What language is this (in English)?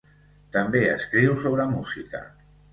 Catalan